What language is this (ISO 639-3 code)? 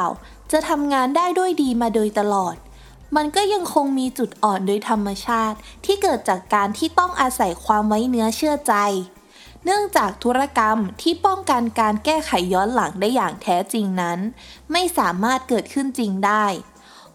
tha